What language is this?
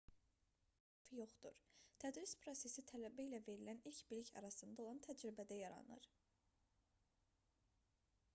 Azerbaijani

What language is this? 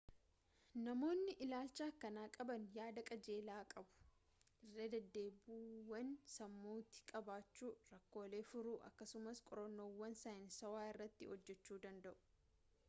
Oromo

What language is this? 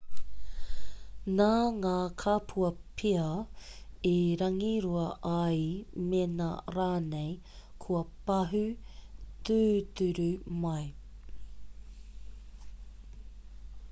Māori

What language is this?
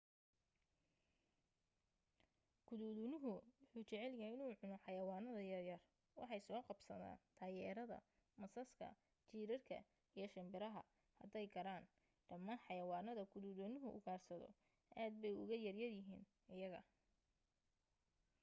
Somali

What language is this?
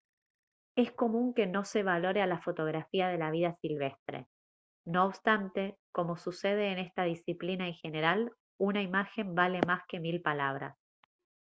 Spanish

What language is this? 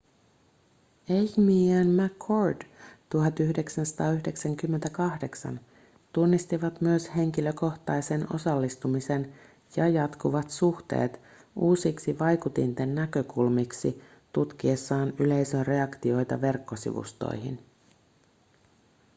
Finnish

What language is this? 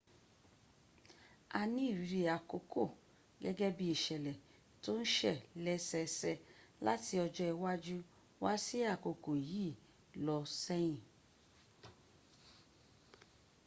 Yoruba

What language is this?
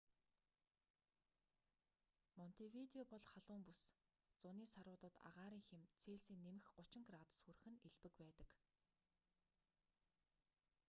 Mongolian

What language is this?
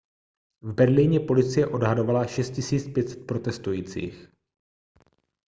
Czech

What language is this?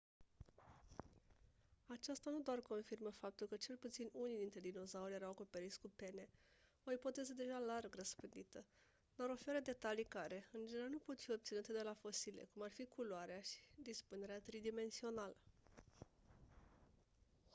Romanian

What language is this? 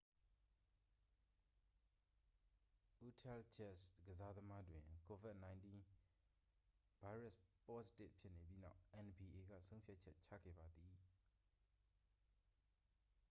Burmese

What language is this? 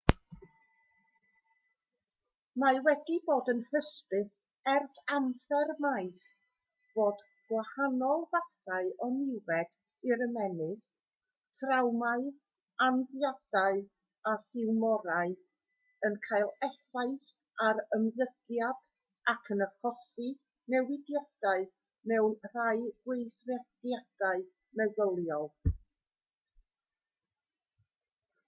Welsh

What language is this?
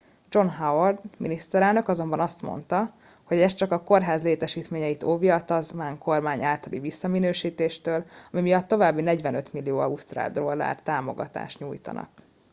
Hungarian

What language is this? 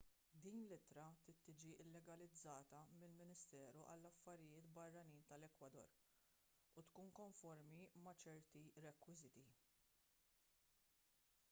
Maltese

